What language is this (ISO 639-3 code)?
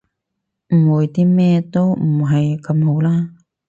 yue